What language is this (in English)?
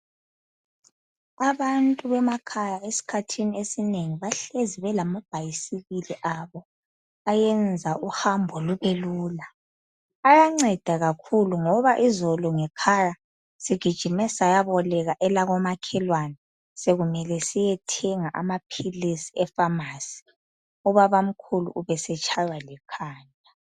North Ndebele